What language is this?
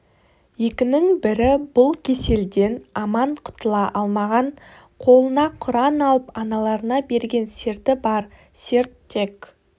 Kazakh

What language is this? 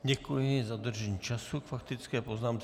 Czech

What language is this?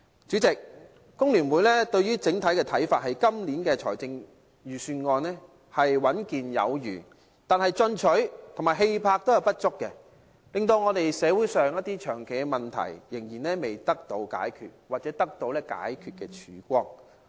Cantonese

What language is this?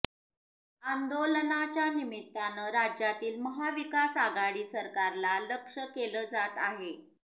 Marathi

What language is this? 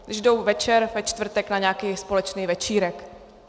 Czech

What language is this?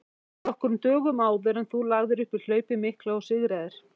Icelandic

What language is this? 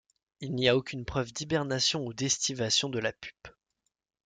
French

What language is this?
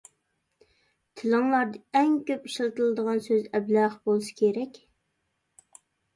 Uyghur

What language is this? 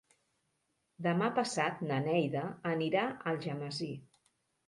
Catalan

